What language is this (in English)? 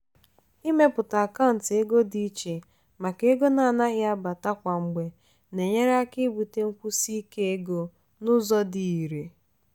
Igbo